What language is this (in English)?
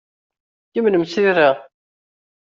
Kabyle